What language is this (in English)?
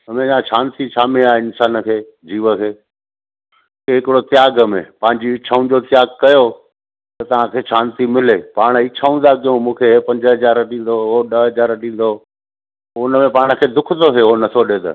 Sindhi